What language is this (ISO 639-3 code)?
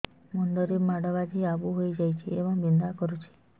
ori